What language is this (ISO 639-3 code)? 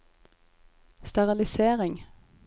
nor